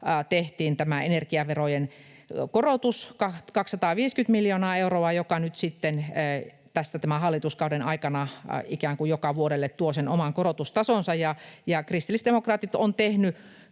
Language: Finnish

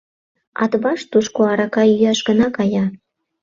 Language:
Mari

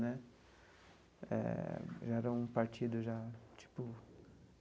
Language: Portuguese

